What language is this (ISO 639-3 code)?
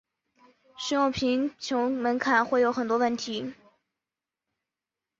zho